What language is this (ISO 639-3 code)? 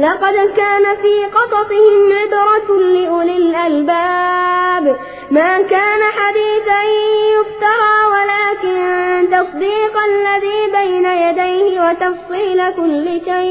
ind